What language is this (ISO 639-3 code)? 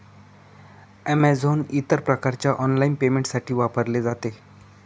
mar